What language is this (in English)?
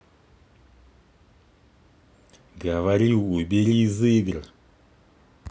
Russian